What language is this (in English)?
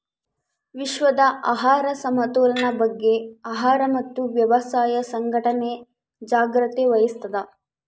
Kannada